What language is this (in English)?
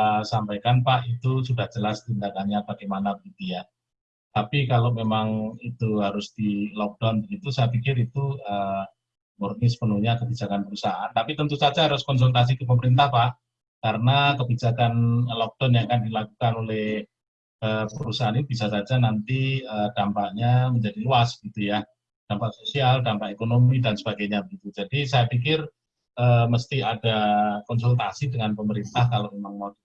Indonesian